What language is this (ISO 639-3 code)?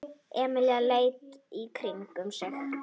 isl